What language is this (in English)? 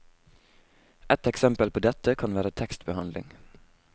Norwegian